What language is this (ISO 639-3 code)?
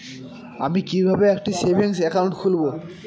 ben